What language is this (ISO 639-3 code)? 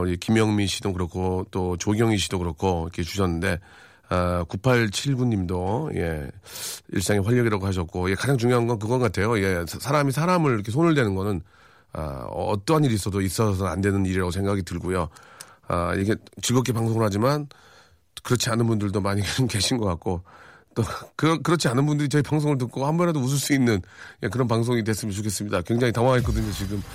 kor